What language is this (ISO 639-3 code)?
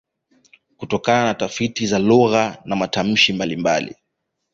swa